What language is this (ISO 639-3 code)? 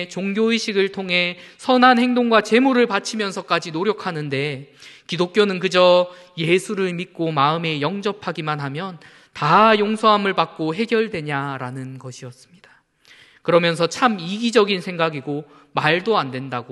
kor